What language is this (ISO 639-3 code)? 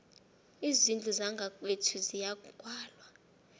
nbl